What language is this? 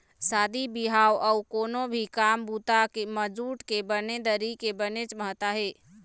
Chhattisgarhi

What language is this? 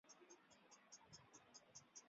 Chinese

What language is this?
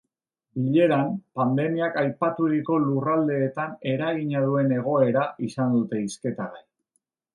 Basque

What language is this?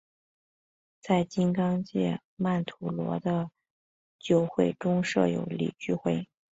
Chinese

